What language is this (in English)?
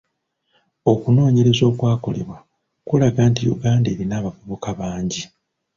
Ganda